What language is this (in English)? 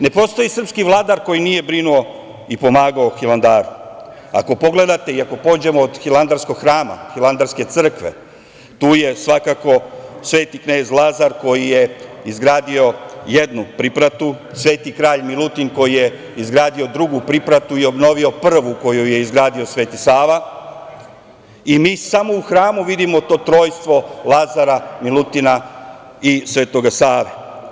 Serbian